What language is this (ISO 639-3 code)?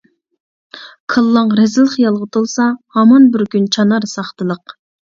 uig